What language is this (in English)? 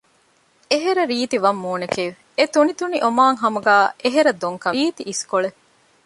Divehi